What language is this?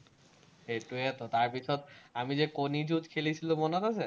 Assamese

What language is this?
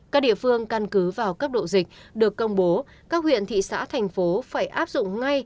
Vietnamese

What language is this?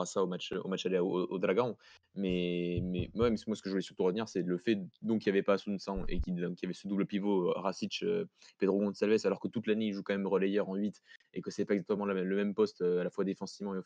French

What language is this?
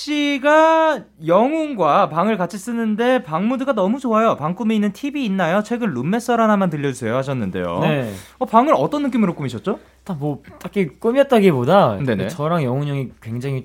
Korean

